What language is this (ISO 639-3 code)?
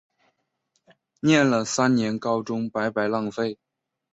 zho